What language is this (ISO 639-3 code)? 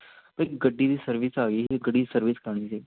pan